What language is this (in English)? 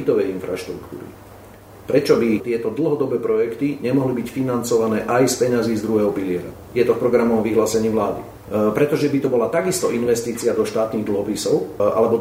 Slovak